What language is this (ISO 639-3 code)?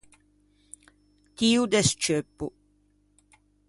lij